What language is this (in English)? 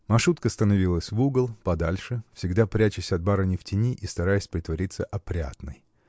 Russian